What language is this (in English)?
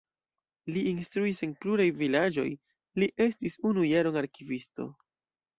Esperanto